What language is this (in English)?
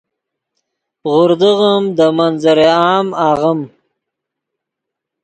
Yidgha